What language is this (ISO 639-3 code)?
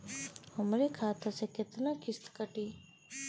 bho